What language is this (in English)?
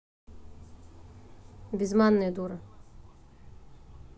Russian